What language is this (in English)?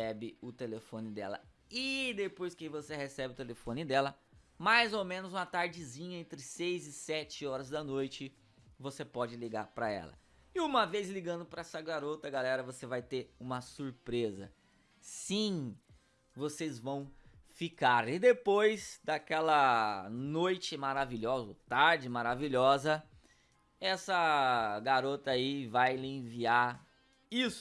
Portuguese